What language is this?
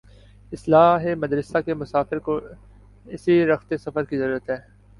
Urdu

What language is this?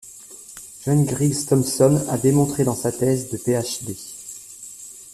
French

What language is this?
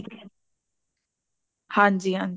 Punjabi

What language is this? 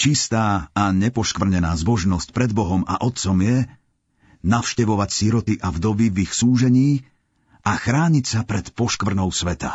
Slovak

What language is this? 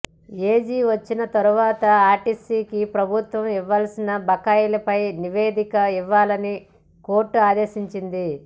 Telugu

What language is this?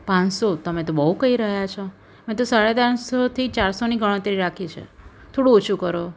Gujarati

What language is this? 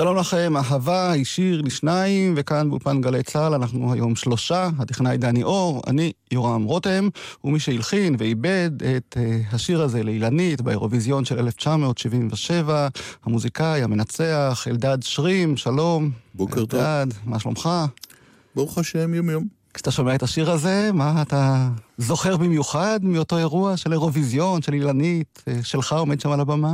Hebrew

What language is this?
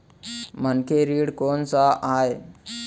Chhattisgarhi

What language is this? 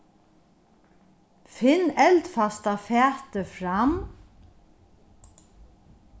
Faroese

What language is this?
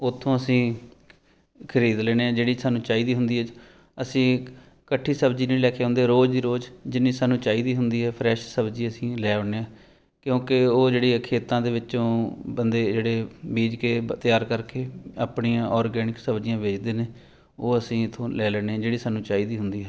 Punjabi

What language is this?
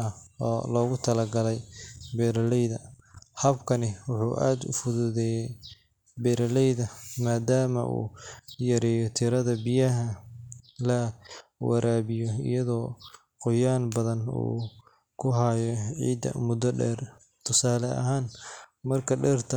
Somali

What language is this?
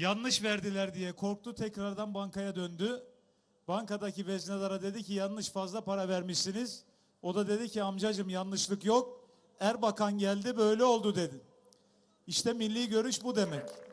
Turkish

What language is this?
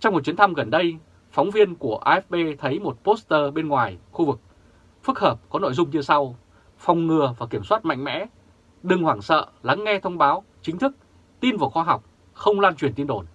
Vietnamese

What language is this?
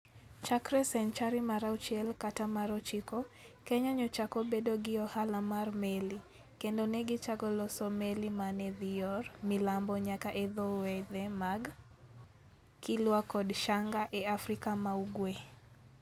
Luo (Kenya and Tanzania)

